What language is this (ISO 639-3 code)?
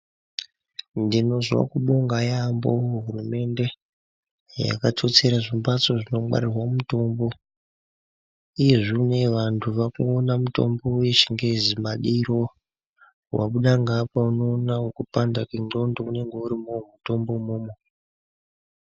ndc